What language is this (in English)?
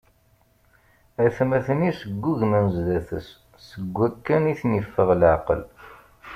Kabyle